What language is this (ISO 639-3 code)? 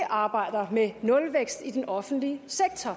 dan